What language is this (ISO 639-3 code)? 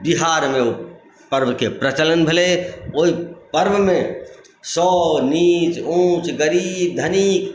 mai